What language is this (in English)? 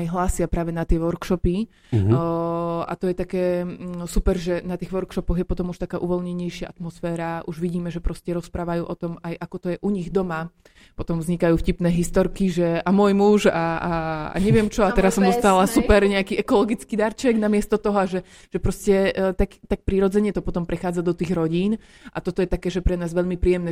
Slovak